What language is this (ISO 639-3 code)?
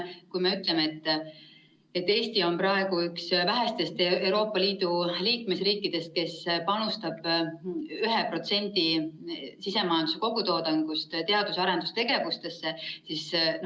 est